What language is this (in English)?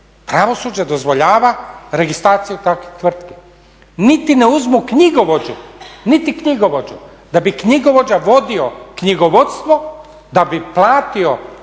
Croatian